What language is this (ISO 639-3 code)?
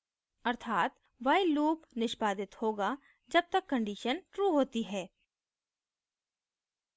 hin